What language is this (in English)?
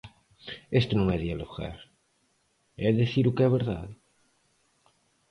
Galician